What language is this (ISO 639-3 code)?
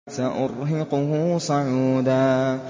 ara